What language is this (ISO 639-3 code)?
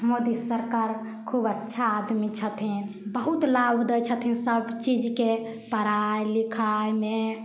mai